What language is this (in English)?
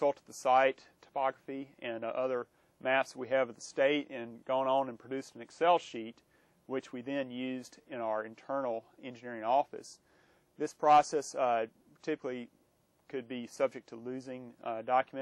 English